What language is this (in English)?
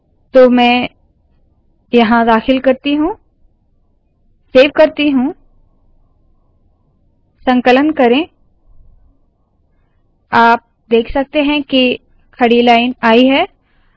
Hindi